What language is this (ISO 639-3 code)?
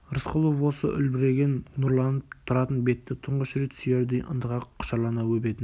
kaz